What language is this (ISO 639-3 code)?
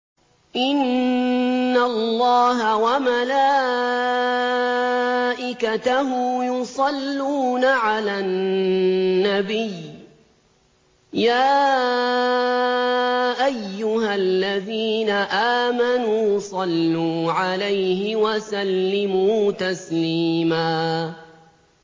ara